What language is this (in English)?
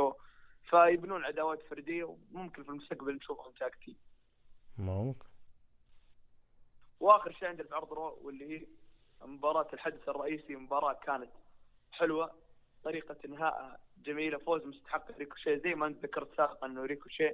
Arabic